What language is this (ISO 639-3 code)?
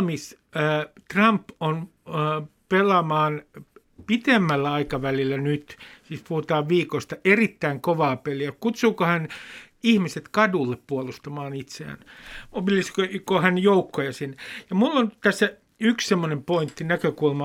fin